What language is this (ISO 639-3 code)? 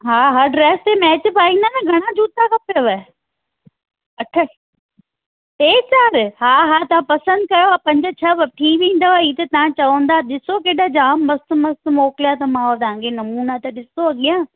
snd